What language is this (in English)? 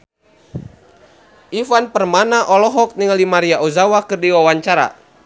Sundanese